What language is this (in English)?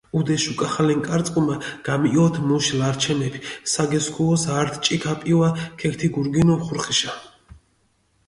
Mingrelian